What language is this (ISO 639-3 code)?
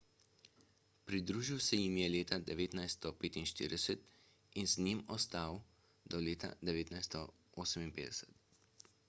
slv